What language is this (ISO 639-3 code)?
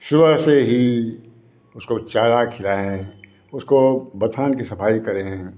hin